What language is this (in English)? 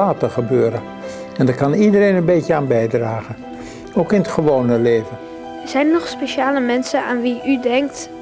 Dutch